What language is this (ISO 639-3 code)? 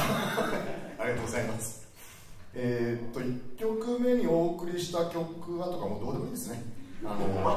jpn